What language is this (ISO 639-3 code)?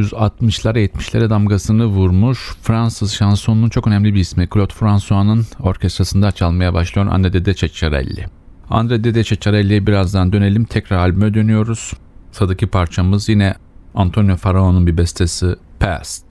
tur